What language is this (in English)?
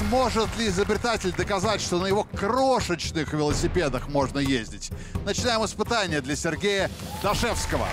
Russian